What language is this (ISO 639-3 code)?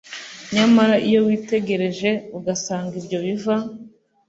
kin